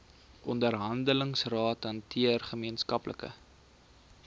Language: Afrikaans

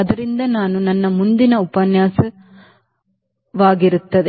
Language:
Kannada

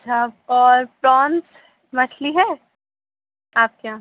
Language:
Urdu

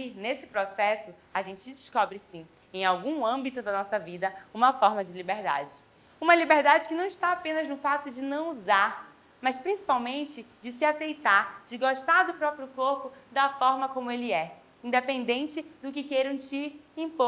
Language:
Portuguese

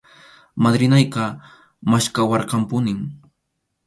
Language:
Arequipa-La Unión Quechua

